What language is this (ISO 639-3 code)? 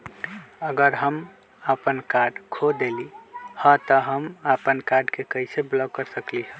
mag